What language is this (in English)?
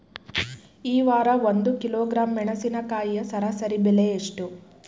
Kannada